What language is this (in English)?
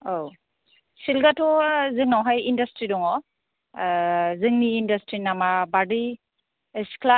Bodo